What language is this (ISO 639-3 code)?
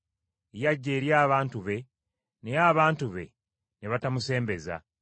lug